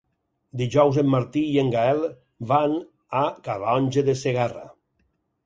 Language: Catalan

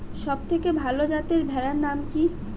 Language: Bangla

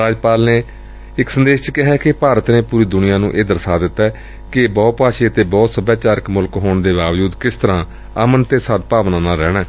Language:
Punjabi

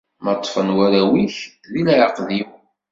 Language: Kabyle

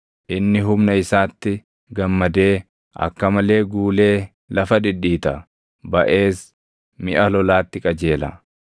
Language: Oromo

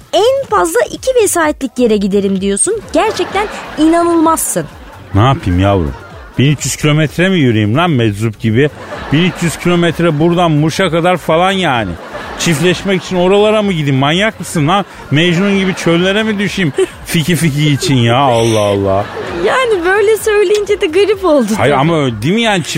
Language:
Turkish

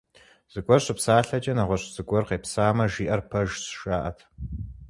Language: Kabardian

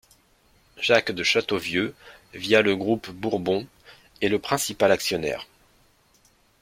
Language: French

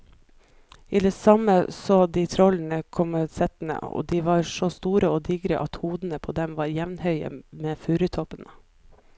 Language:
Norwegian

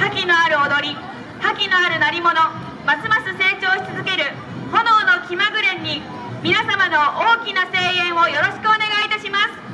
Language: Japanese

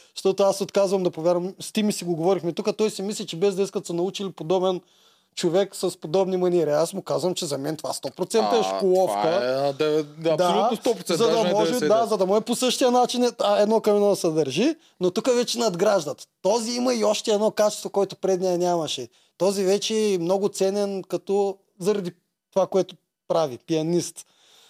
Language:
Bulgarian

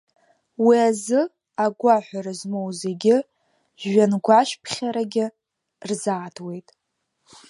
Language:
Abkhazian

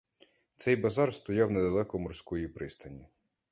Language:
Ukrainian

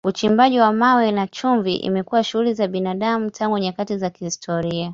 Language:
Swahili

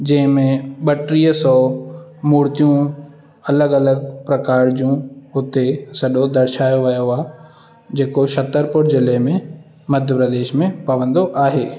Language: Sindhi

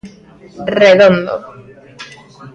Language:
Galician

